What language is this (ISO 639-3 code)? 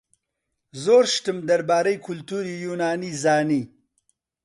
ckb